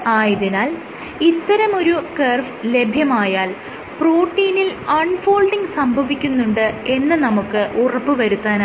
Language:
Malayalam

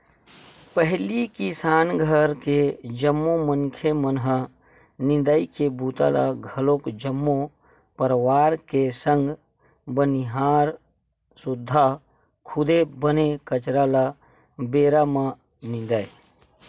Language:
Chhattisgarhi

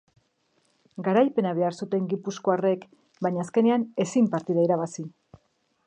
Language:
Basque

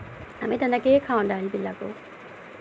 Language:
Assamese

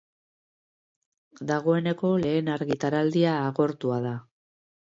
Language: Basque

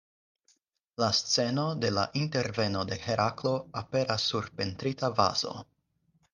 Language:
Esperanto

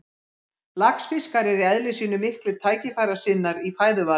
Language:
Icelandic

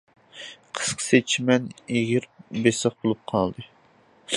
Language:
Uyghur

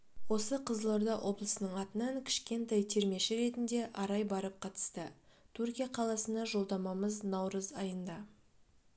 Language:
Kazakh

